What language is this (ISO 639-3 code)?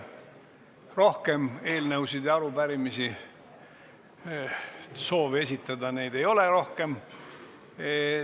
est